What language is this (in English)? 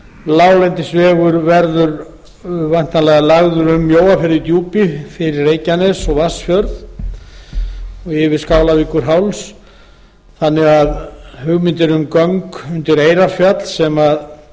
Icelandic